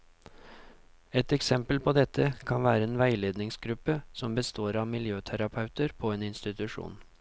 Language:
Norwegian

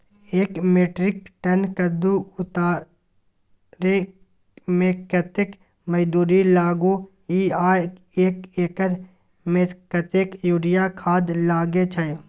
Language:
Maithili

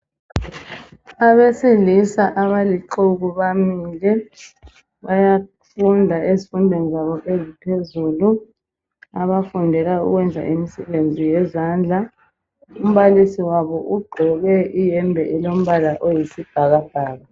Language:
North Ndebele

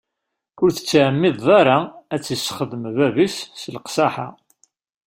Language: Kabyle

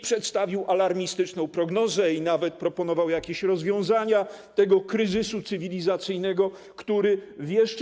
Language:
Polish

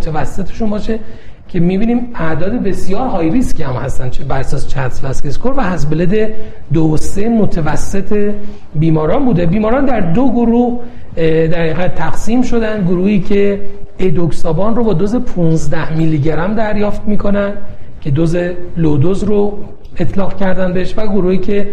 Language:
Persian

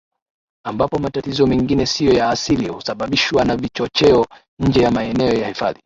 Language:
Swahili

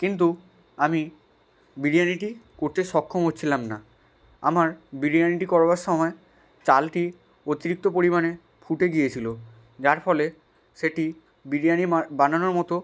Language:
Bangla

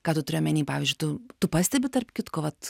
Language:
Lithuanian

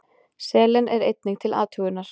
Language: Icelandic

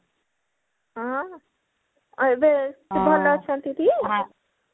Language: Odia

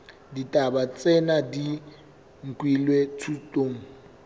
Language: Southern Sotho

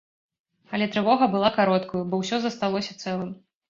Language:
Belarusian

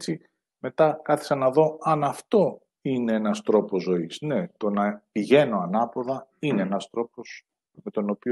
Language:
Greek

